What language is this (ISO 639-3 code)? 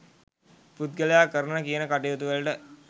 sin